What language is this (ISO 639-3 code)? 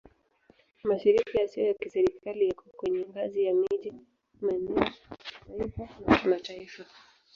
swa